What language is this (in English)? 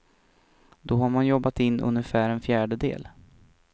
Swedish